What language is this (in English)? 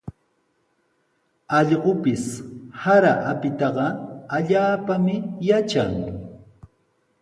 Sihuas Ancash Quechua